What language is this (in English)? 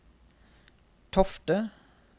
Norwegian